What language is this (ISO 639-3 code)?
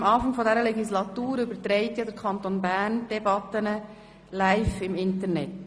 gsw